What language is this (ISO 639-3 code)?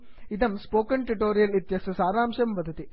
san